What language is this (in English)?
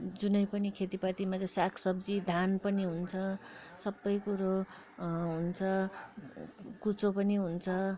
Nepali